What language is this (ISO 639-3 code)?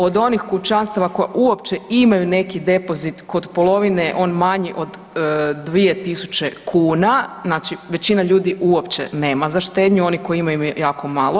hrv